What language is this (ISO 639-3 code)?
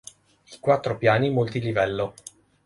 ita